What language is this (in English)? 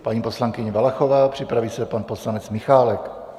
Czech